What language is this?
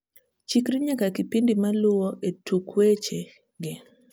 Luo (Kenya and Tanzania)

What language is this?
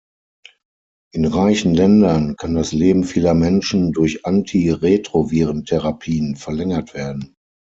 German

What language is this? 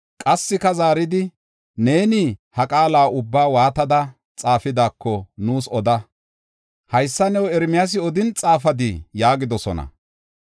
Gofa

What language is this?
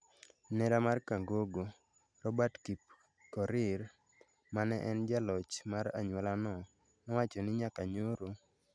Luo (Kenya and Tanzania)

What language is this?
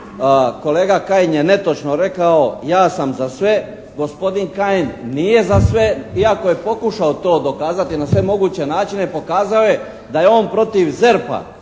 Croatian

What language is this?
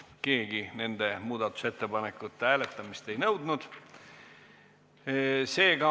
Estonian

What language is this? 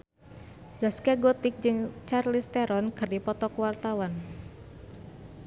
Sundanese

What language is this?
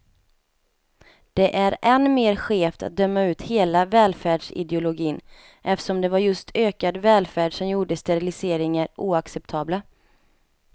Swedish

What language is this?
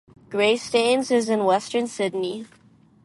English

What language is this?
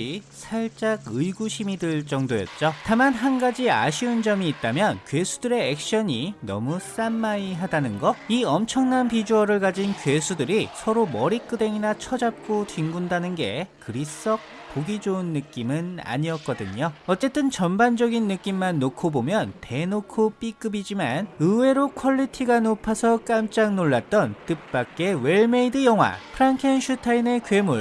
Korean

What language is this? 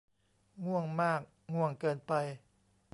Thai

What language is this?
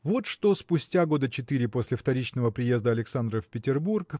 Russian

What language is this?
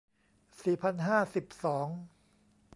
Thai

